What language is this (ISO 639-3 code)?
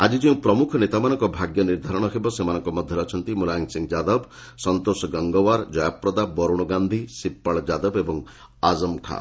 ori